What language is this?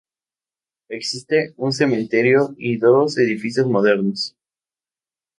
Spanish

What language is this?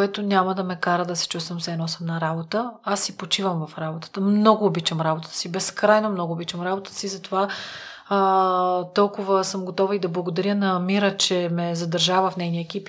Bulgarian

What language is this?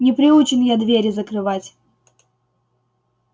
Russian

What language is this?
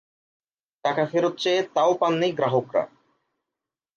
Bangla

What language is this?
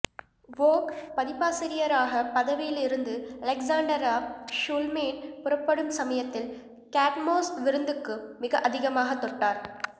Tamil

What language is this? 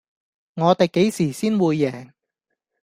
Cantonese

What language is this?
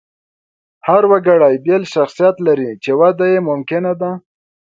Pashto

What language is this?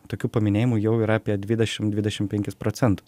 Lithuanian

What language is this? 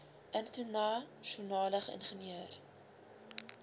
Afrikaans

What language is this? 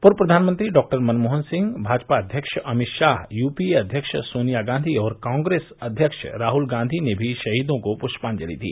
Hindi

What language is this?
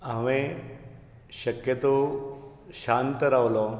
Konkani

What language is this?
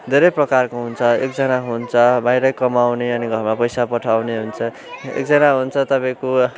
Nepali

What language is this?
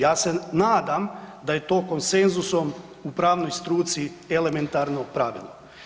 Croatian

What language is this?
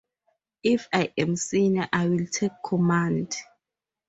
English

